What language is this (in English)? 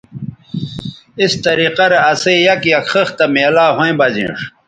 Bateri